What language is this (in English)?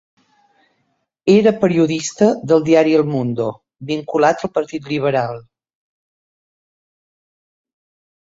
Catalan